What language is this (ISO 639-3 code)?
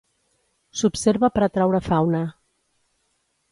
cat